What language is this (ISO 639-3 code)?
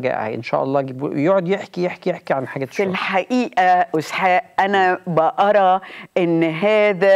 ara